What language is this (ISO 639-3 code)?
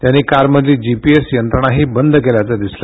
mar